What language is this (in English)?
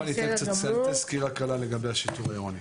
Hebrew